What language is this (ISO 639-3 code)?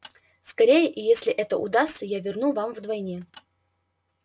rus